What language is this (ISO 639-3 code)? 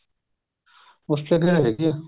pan